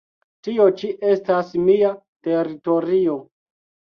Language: Esperanto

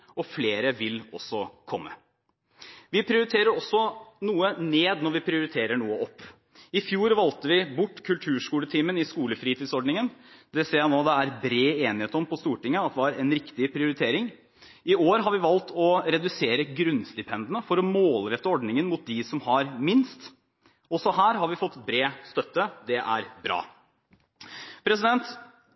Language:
Norwegian Bokmål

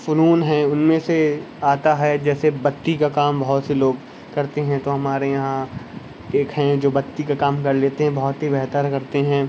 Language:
Urdu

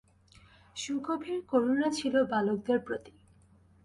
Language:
Bangla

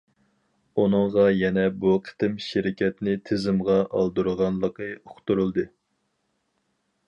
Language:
Uyghur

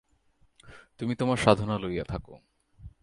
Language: Bangla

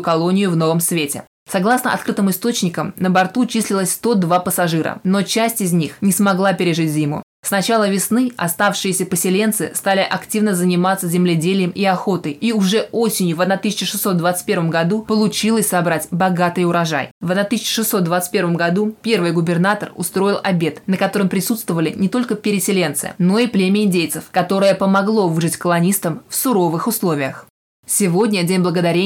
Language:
Russian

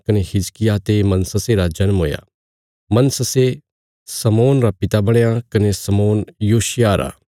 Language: Bilaspuri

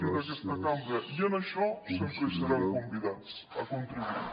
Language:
Catalan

